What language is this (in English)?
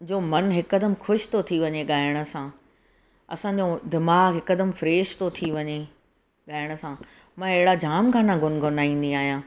Sindhi